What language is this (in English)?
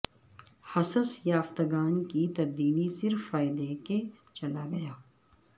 Urdu